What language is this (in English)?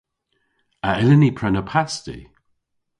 Cornish